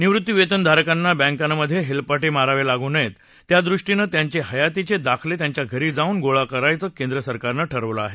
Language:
Marathi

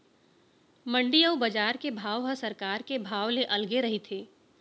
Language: Chhattisgarhi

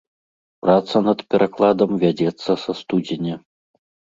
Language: Belarusian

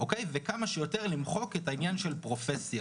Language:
Hebrew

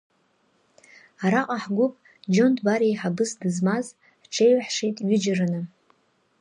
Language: Abkhazian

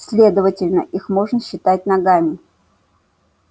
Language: Russian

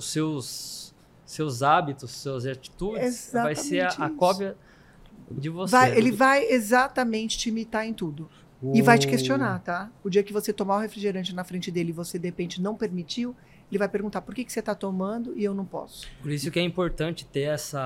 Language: Portuguese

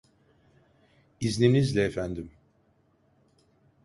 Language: Turkish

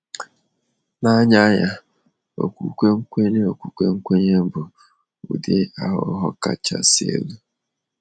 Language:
Igbo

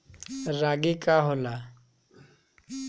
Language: Bhojpuri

